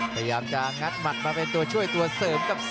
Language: Thai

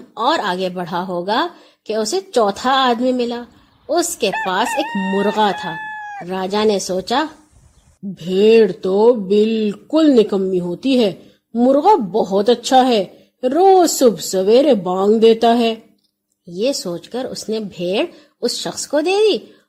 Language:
Urdu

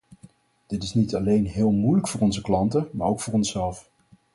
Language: Dutch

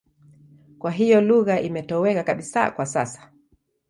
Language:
Swahili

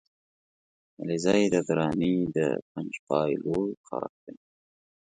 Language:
Pashto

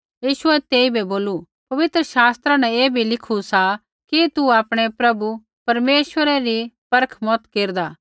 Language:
Kullu Pahari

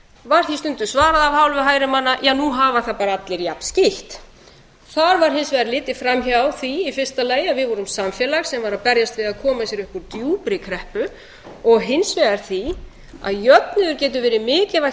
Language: Icelandic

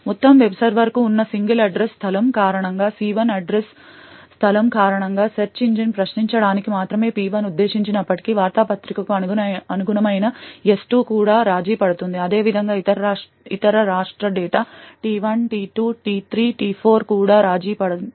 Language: Telugu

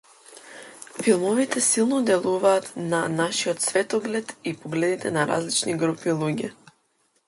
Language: Macedonian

